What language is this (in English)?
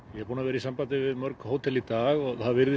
Icelandic